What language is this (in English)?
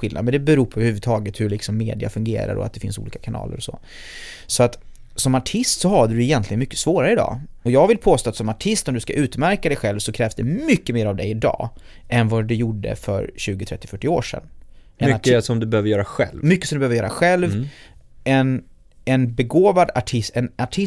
Swedish